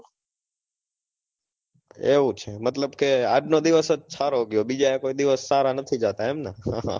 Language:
Gujarati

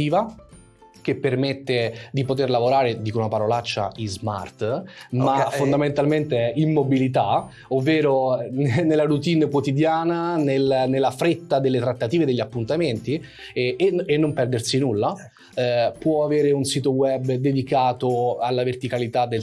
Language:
Italian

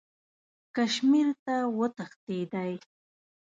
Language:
Pashto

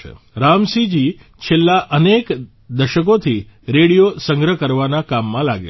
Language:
Gujarati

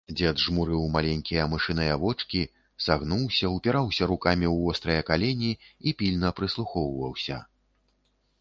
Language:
Belarusian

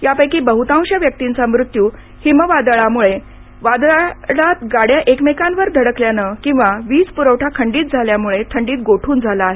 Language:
Marathi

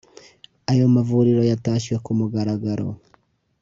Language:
Kinyarwanda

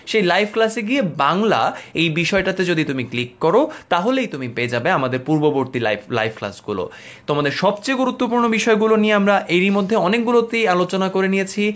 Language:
Bangla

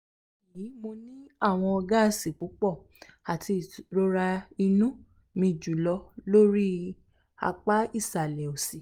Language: Yoruba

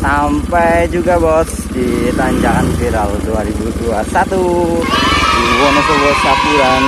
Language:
Indonesian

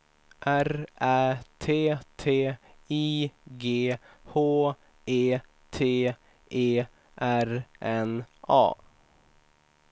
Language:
Swedish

